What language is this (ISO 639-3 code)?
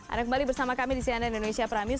ind